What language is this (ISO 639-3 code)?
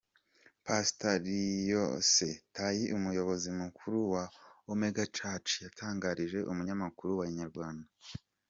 kin